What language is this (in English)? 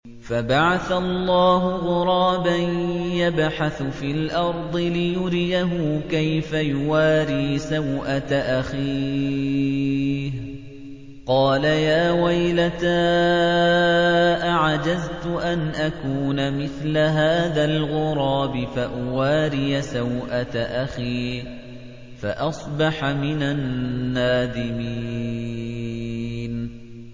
Arabic